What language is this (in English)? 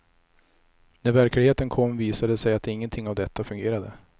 Swedish